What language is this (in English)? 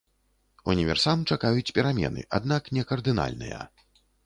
Belarusian